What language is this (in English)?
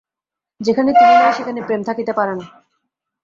Bangla